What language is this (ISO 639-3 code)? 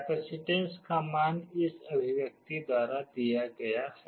hin